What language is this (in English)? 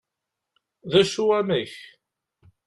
Kabyle